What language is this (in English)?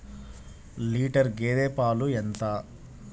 Telugu